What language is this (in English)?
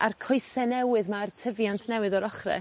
Welsh